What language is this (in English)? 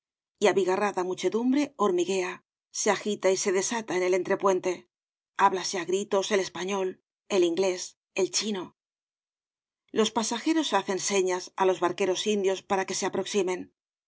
Spanish